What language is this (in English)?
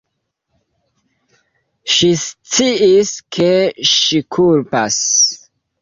Esperanto